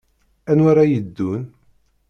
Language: Kabyle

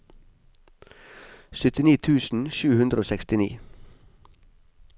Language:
Norwegian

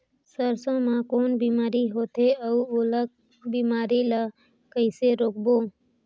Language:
Chhattisgarhi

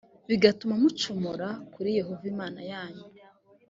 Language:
Kinyarwanda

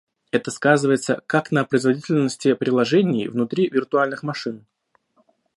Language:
Russian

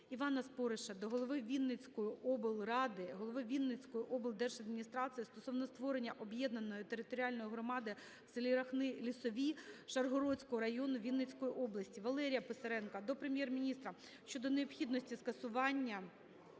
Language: Ukrainian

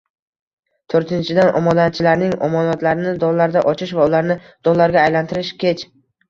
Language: Uzbek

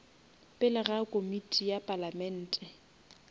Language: Northern Sotho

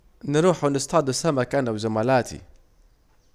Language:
Saidi Arabic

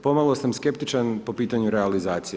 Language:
Croatian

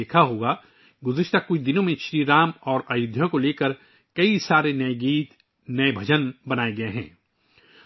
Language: Urdu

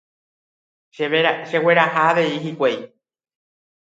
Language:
Guarani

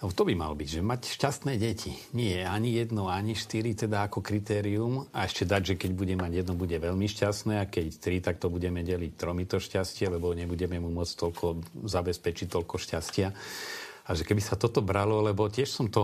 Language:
Slovak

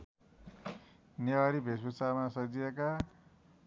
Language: Nepali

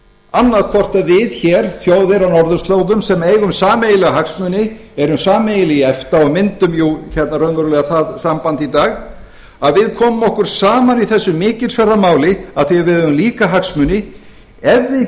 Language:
Icelandic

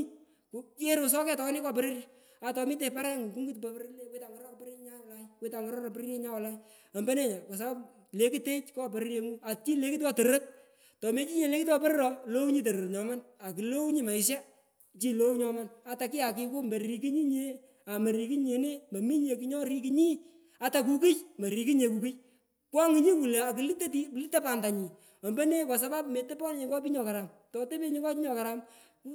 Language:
Pökoot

